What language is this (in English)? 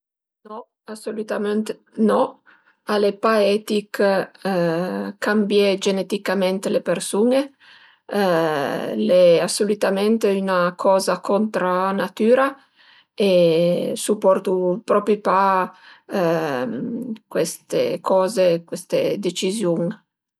Piedmontese